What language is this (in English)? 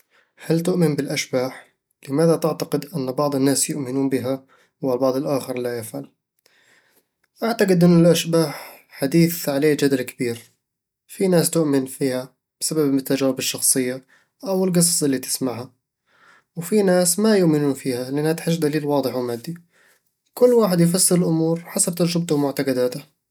Eastern Egyptian Bedawi Arabic